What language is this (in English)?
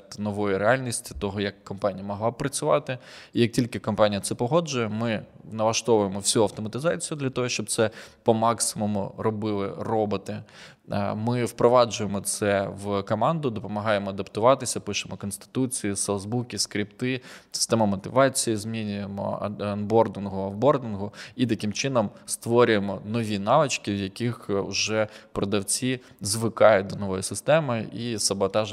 Ukrainian